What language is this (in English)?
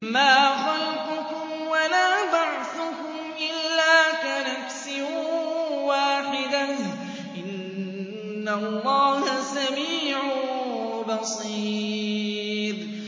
Arabic